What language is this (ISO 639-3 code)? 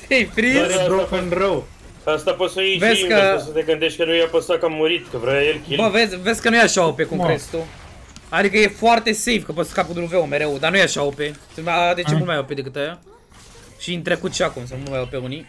ron